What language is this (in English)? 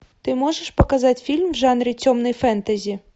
Russian